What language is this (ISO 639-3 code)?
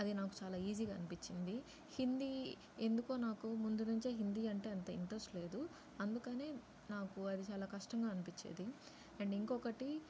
tel